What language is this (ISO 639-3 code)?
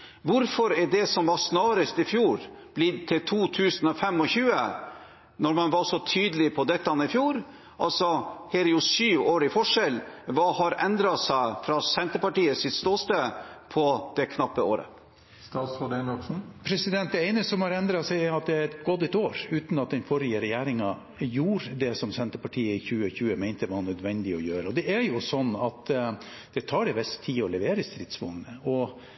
nob